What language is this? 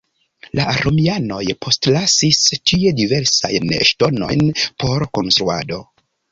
Esperanto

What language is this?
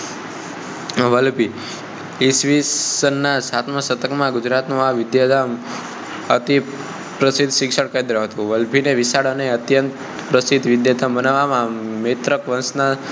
Gujarati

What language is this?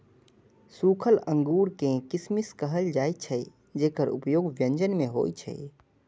Maithili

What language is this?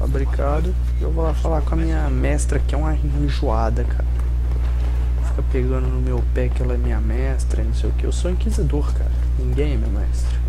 Portuguese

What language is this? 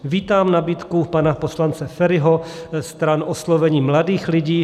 Czech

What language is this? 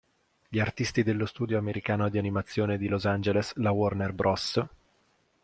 Italian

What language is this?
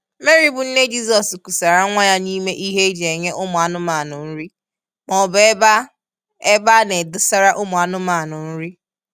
Igbo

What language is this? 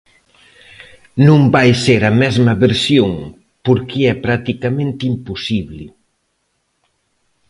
Galician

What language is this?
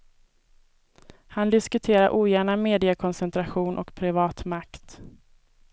Swedish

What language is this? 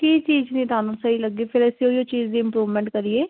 Punjabi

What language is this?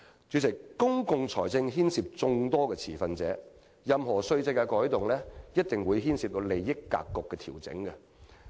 Cantonese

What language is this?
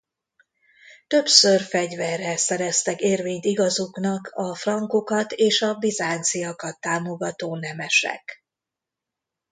Hungarian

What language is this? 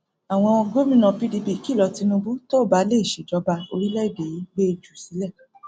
Yoruba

